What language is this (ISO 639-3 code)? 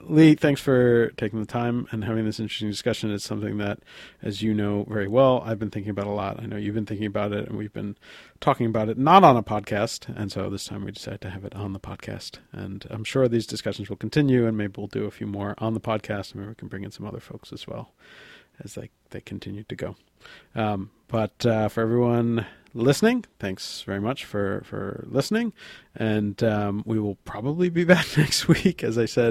eng